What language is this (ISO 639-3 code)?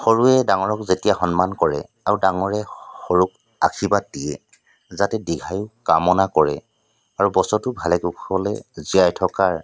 asm